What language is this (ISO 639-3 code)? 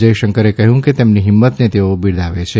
guj